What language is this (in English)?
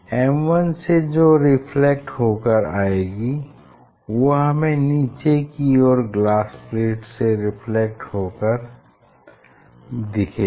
Hindi